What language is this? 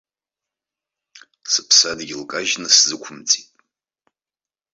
Abkhazian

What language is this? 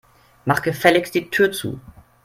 German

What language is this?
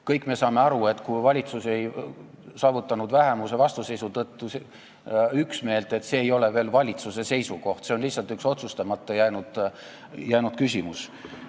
Estonian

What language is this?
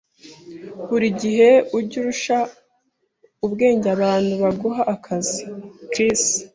Kinyarwanda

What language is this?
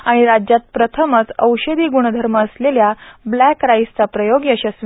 Marathi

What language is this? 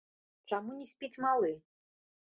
Belarusian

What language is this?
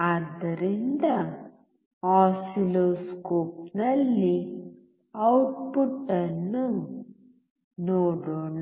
Kannada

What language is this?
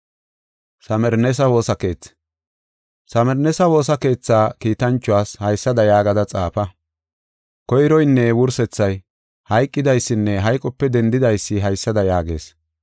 Gofa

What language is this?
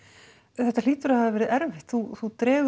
Icelandic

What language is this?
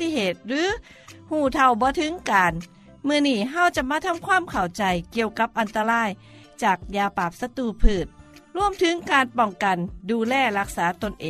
Thai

